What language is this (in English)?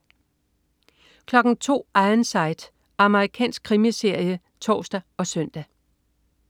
Danish